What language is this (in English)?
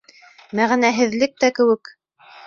Bashkir